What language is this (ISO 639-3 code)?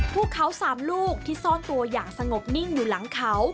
tha